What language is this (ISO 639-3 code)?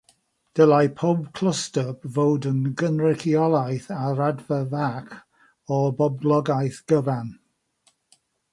cym